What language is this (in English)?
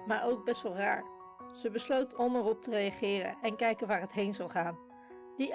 Dutch